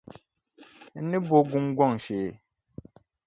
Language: Dagbani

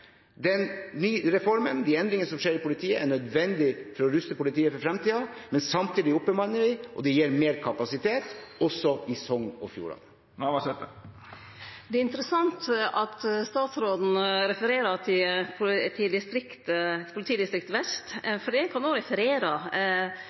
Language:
Norwegian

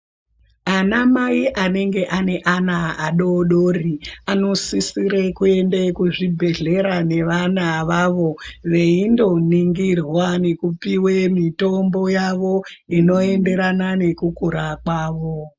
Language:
Ndau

